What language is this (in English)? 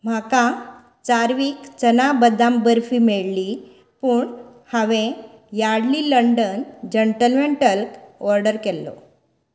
Konkani